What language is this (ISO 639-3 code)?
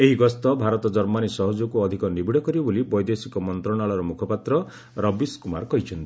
ori